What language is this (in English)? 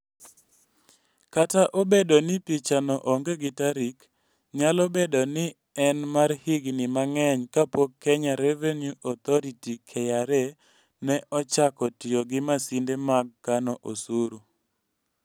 Luo (Kenya and Tanzania)